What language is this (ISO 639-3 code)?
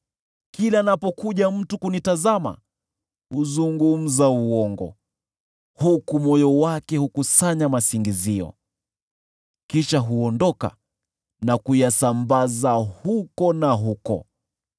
swa